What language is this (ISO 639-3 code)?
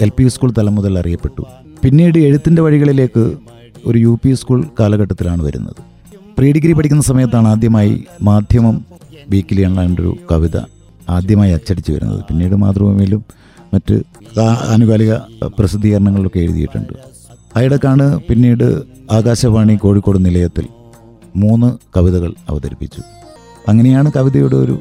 mal